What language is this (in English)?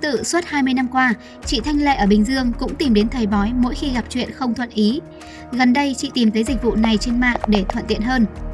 Vietnamese